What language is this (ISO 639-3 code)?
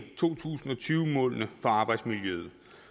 dan